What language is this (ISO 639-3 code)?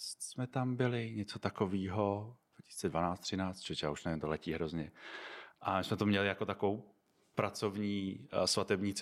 ces